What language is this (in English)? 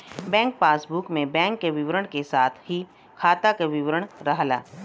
Bhojpuri